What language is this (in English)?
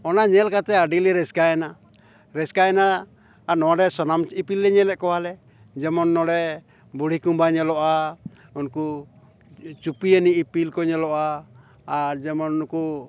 Santali